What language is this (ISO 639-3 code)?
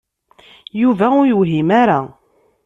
kab